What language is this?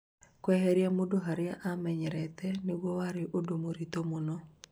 Kikuyu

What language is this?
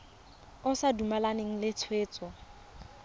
Tswana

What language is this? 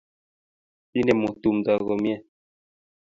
Kalenjin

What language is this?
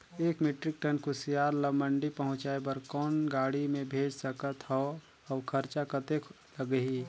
Chhattisgarhi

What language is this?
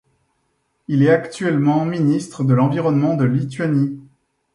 French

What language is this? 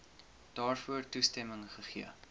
Afrikaans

